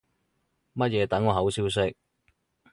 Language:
Cantonese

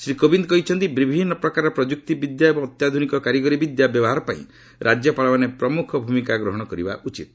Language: Odia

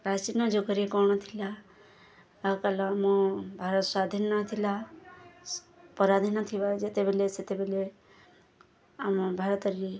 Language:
Odia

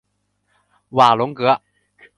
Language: Chinese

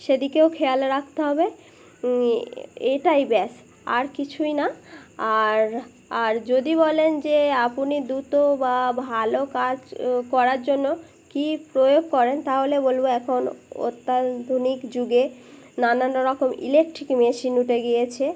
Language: Bangla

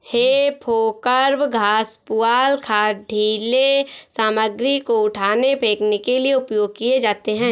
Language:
Hindi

